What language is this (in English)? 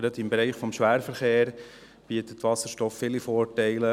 Swiss German